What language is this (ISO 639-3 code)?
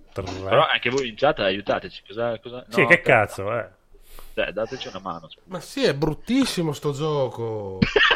ita